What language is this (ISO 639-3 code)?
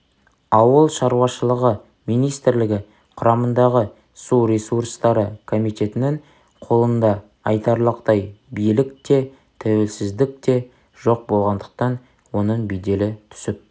kaz